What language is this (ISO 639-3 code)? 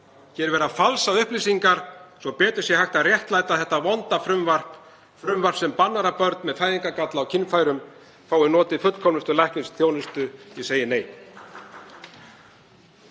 isl